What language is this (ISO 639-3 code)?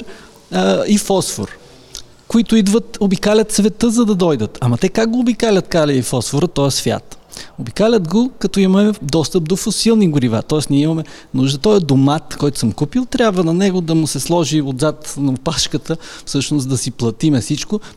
bul